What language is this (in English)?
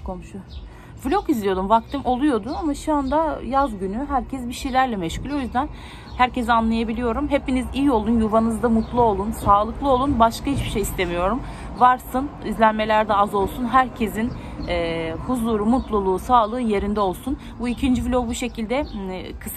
Turkish